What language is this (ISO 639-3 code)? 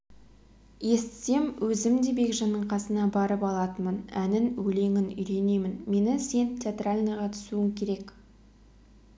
kaz